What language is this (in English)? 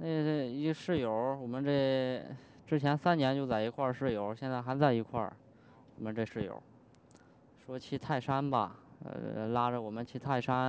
Chinese